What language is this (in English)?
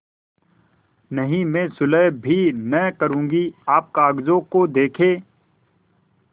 Hindi